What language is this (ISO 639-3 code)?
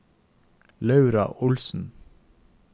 nor